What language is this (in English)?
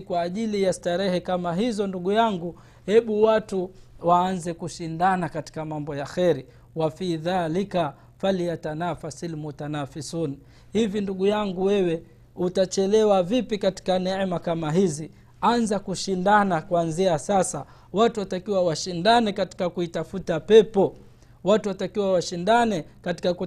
Swahili